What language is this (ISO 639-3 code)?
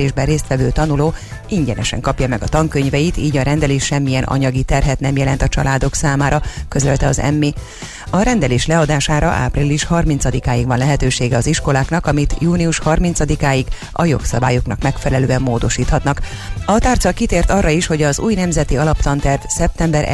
hun